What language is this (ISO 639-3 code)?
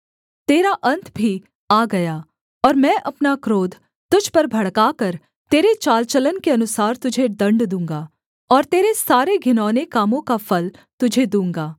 hin